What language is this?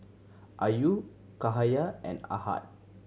English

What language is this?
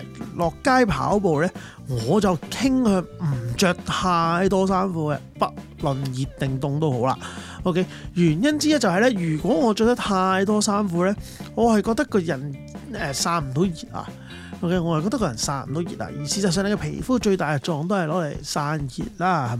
Chinese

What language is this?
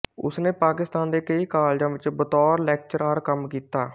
Punjabi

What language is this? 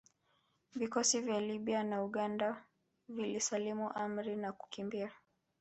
Swahili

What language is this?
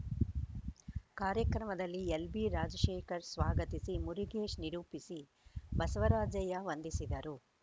Kannada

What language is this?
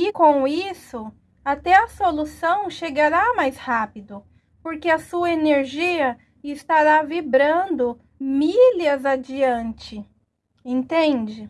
Portuguese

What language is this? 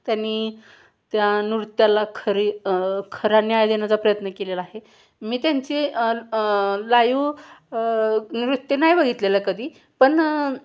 Marathi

